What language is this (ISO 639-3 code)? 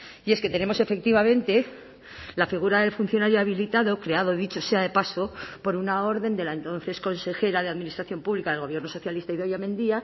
spa